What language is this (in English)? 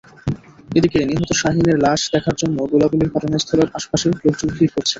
Bangla